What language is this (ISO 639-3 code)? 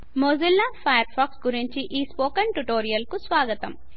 tel